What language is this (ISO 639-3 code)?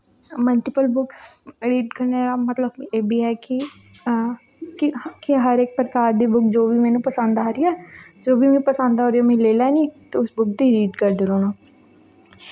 doi